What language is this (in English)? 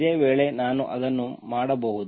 Kannada